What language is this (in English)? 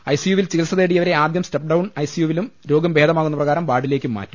Malayalam